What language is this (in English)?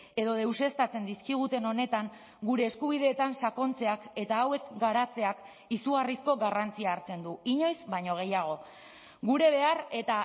Basque